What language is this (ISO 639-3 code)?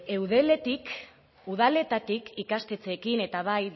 eus